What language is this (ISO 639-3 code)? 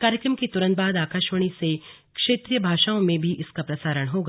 hin